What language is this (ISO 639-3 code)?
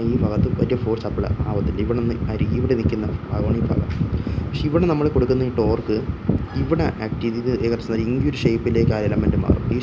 ron